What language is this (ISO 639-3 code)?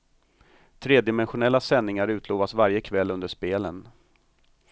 swe